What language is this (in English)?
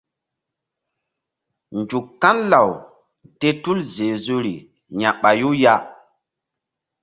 Mbum